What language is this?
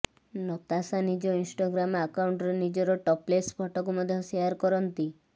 Odia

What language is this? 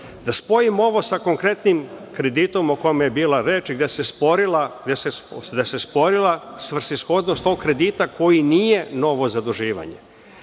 Serbian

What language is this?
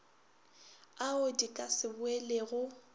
Northern Sotho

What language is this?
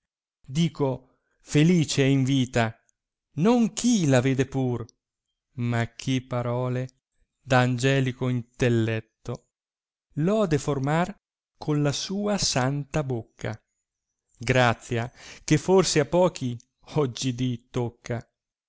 Italian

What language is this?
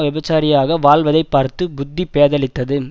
Tamil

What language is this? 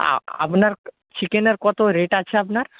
Bangla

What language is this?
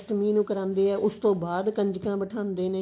Punjabi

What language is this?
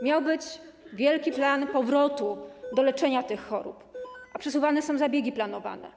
Polish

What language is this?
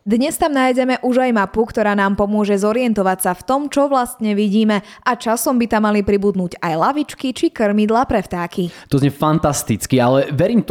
Slovak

